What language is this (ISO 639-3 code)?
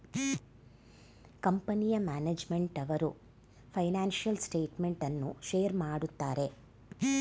kan